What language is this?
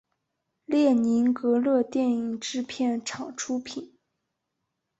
Chinese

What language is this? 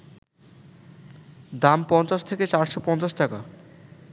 Bangla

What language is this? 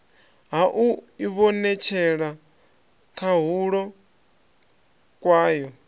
Venda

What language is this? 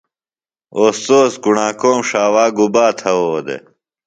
Phalura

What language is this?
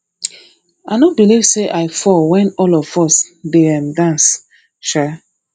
Nigerian Pidgin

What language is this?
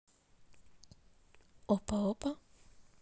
Russian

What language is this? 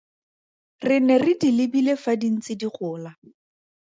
Tswana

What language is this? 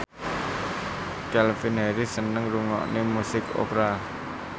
Javanese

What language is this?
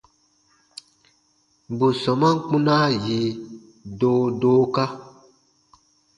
Baatonum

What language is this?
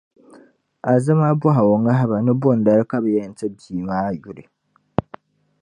Dagbani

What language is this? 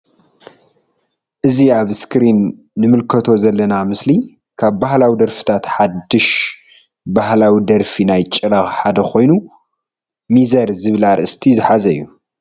Tigrinya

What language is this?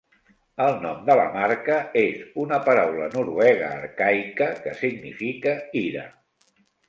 Catalan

